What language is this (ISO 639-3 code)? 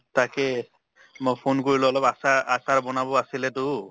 asm